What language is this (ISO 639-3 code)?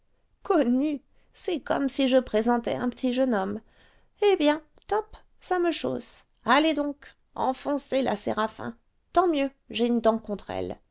fra